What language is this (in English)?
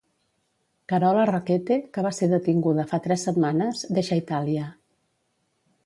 Catalan